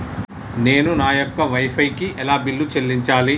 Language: Telugu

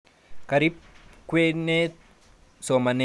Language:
Kalenjin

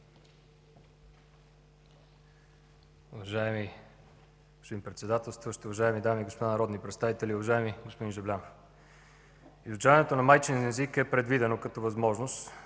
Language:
Bulgarian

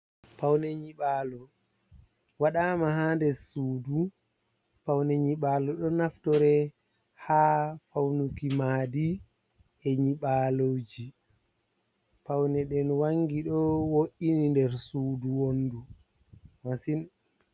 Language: Fula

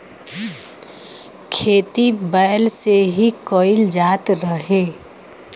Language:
Bhojpuri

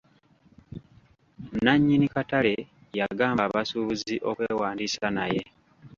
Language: Ganda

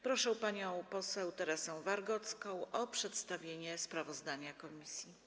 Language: Polish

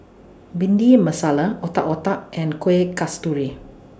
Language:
English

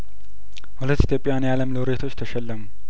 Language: Amharic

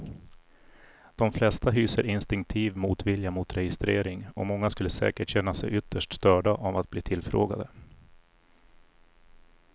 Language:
Swedish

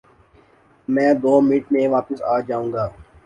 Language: Urdu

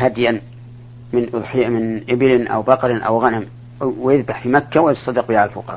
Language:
Arabic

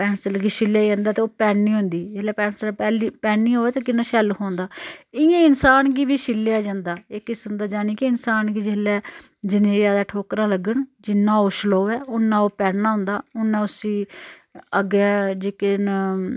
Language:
Dogri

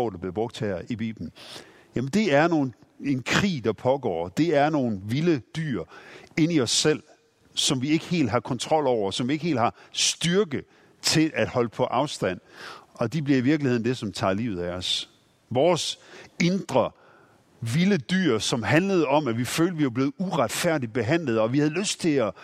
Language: Danish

